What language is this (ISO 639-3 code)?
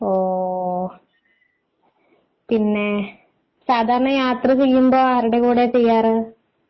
mal